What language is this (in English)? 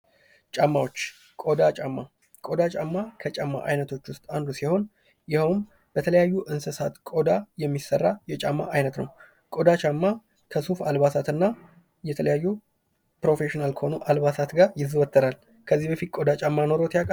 Amharic